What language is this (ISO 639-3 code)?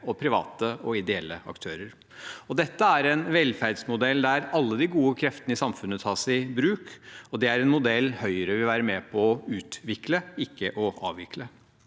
nor